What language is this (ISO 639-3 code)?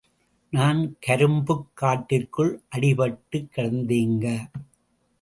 tam